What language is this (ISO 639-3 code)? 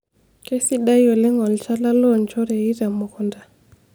mas